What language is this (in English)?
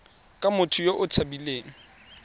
Tswana